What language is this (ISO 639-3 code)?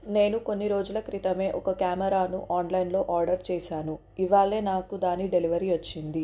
tel